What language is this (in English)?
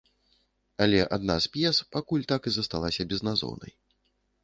Belarusian